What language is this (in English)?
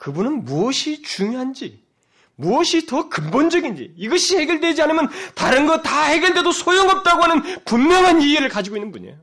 Korean